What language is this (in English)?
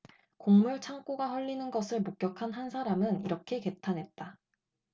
Korean